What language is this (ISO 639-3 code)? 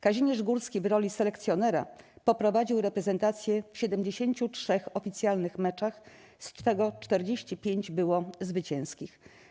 pol